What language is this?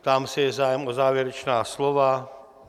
Czech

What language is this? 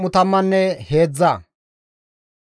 Gamo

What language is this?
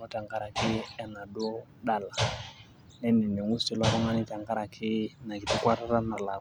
Masai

